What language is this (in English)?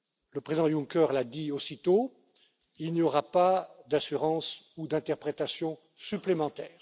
French